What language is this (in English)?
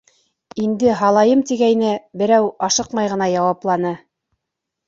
Bashkir